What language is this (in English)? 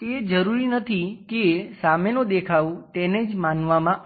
Gujarati